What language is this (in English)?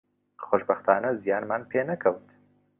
Central Kurdish